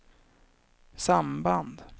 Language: Swedish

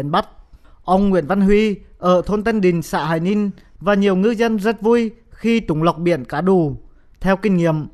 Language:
Vietnamese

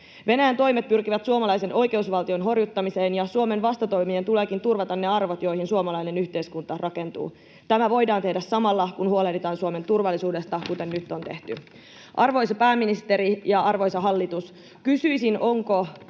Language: Finnish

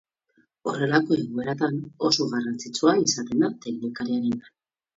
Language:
Basque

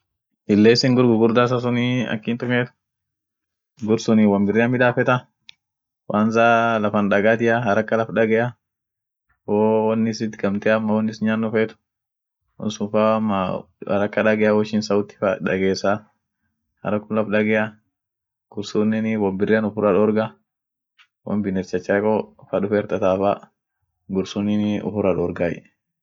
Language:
Orma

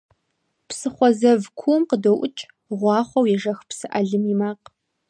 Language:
Kabardian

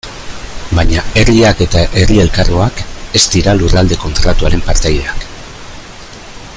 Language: Basque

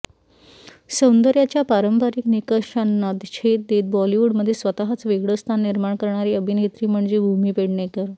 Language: Marathi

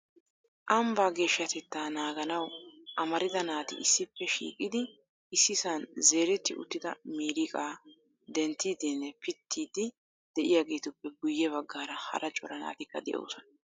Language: Wolaytta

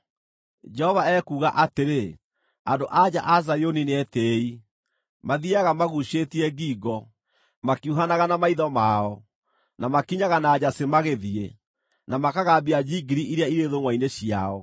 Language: Kikuyu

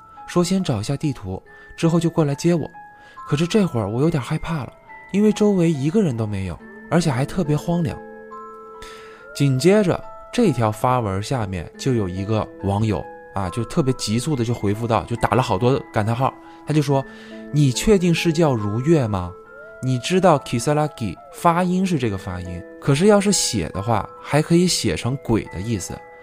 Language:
Chinese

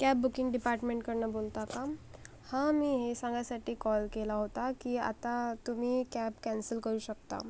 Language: Marathi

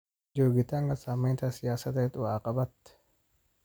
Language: Somali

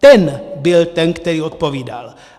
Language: Czech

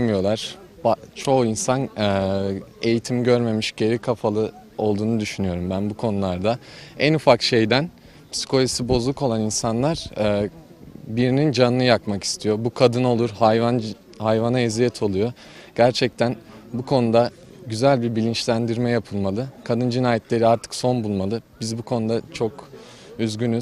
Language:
Turkish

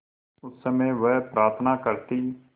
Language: Hindi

